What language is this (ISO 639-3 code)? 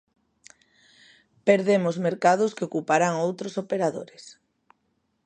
glg